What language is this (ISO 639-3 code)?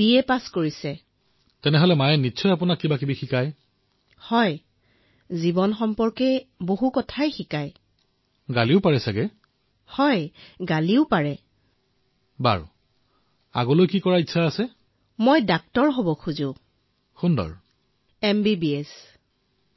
asm